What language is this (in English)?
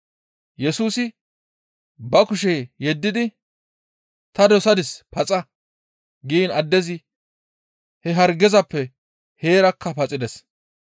Gamo